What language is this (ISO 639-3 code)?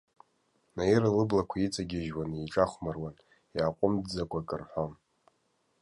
abk